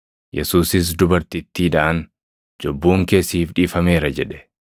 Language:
Oromo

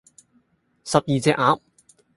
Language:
Cantonese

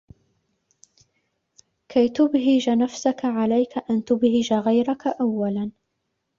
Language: Arabic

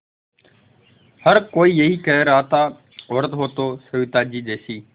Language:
Hindi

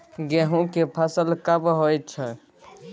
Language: Maithili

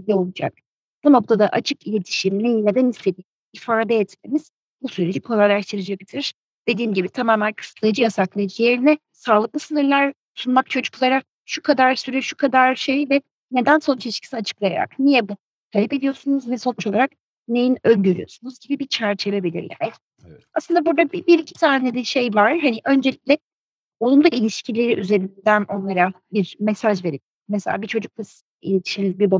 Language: Turkish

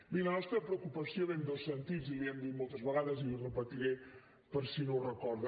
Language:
Catalan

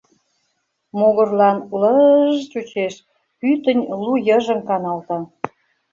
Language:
Mari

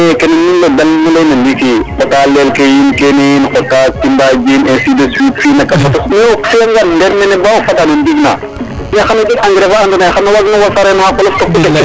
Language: Serer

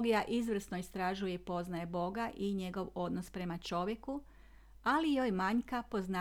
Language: Croatian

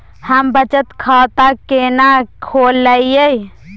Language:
Maithili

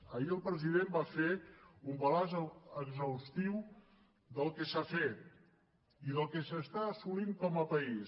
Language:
Catalan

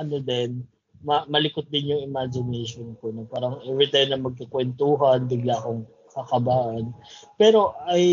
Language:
Filipino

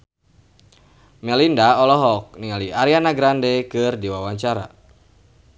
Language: Sundanese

